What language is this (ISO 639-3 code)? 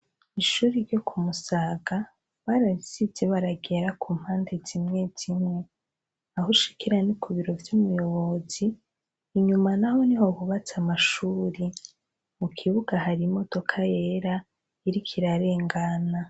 run